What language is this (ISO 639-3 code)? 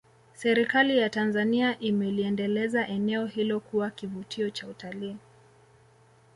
swa